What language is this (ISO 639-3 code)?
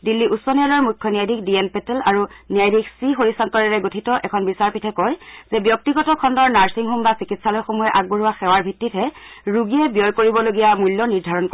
asm